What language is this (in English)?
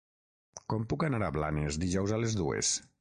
Catalan